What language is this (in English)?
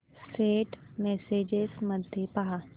Marathi